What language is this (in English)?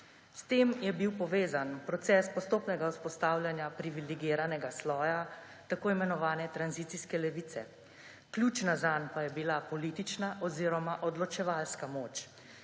Slovenian